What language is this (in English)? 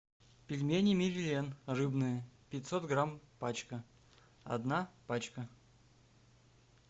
Russian